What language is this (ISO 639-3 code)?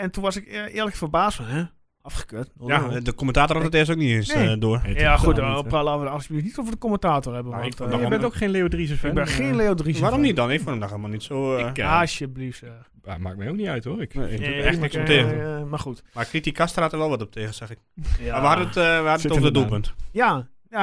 nld